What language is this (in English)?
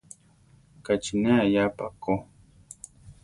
Central Tarahumara